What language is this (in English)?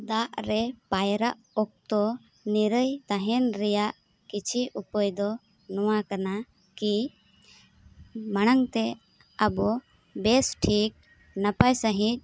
Santali